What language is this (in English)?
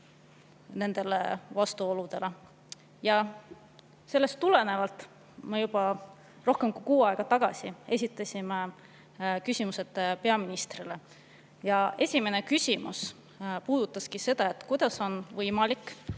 Estonian